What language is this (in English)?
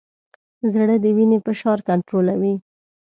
Pashto